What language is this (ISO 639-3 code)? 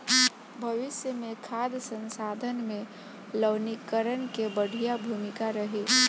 bho